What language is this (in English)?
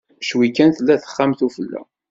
Kabyle